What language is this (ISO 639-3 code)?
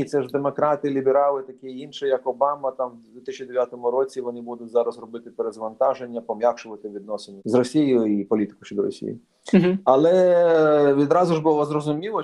ukr